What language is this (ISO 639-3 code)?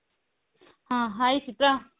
ori